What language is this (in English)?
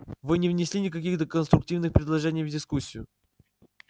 Russian